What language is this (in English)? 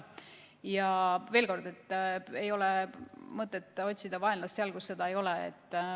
Estonian